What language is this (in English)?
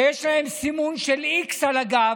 Hebrew